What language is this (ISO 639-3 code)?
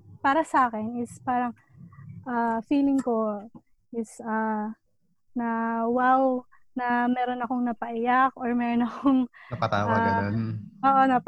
fil